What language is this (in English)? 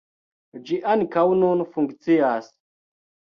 Esperanto